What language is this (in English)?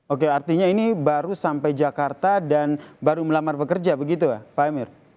Indonesian